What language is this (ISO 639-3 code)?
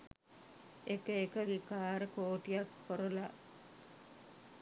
sin